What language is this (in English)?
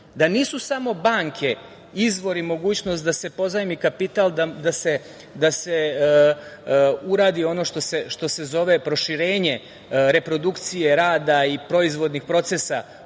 Serbian